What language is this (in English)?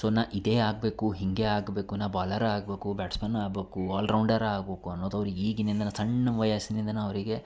Kannada